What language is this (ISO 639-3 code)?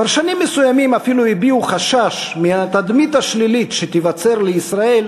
heb